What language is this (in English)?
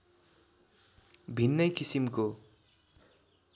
Nepali